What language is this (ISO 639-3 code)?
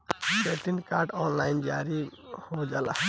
bho